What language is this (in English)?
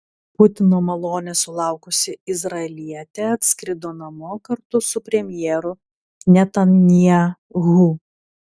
Lithuanian